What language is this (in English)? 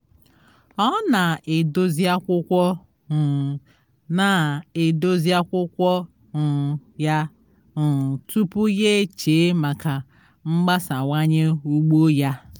Igbo